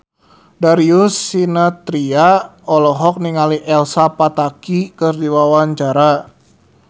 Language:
Sundanese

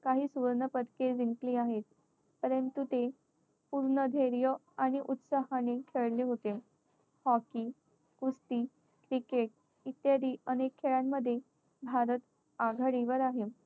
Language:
Marathi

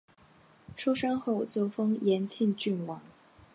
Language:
Chinese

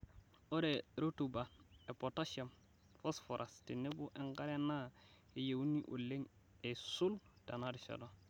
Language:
Masai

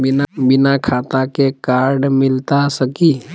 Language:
Magahi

